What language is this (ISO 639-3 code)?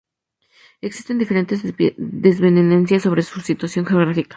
spa